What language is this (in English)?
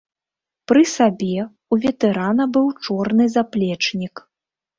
Belarusian